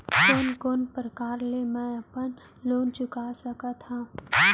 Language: Chhattisgarhi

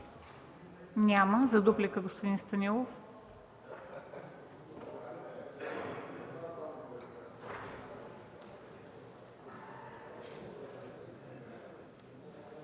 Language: Bulgarian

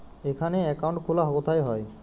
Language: Bangla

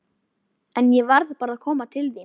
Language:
Icelandic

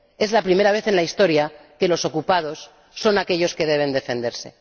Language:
Spanish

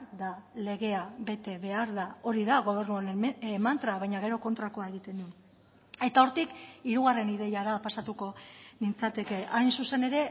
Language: Basque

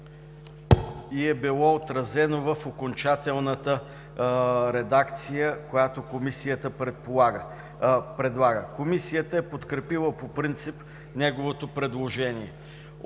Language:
Bulgarian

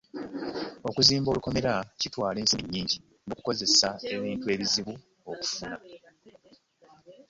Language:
Ganda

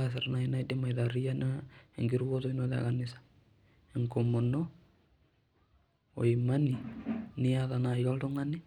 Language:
Masai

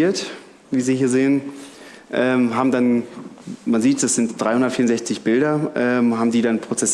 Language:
German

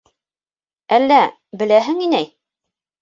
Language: Bashkir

